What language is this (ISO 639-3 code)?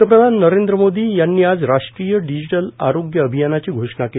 mar